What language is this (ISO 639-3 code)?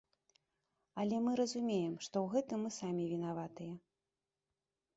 bel